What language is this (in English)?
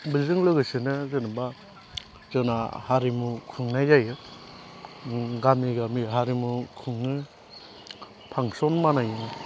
Bodo